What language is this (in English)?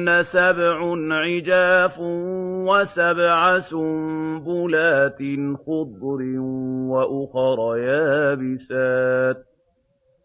Arabic